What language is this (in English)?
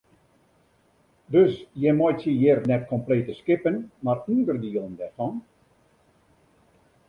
Western Frisian